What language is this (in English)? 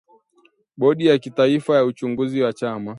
Swahili